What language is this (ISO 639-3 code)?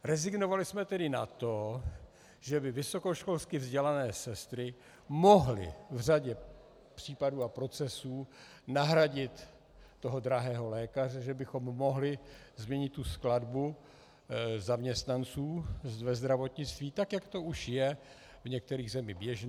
ces